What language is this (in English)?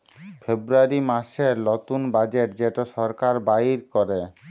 Bangla